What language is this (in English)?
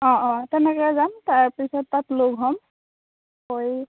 Assamese